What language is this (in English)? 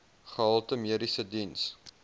Afrikaans